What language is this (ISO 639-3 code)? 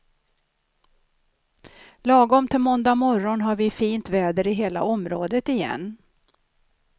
swe